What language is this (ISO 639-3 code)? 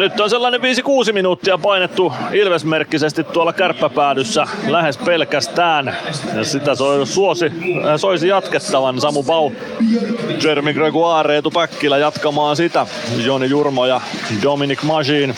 fin